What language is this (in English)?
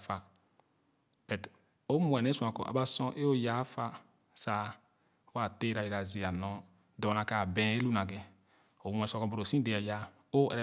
Khana